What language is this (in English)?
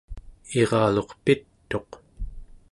Central Yupik